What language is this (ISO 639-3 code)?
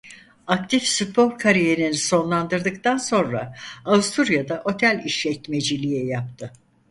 tur